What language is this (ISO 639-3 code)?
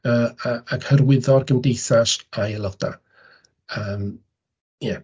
cym